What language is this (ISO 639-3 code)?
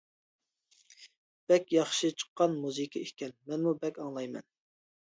uig